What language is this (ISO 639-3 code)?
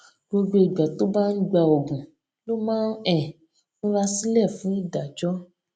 yor